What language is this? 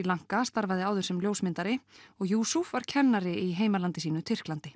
Icelandic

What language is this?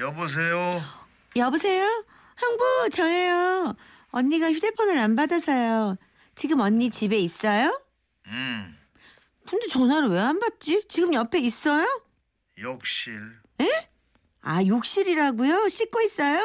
Korean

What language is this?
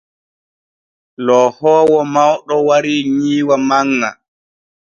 Borgu Fulfulde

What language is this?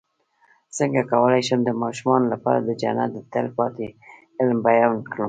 Pashto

